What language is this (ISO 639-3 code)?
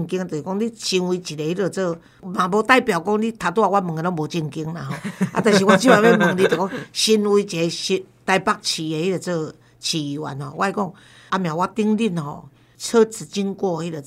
zho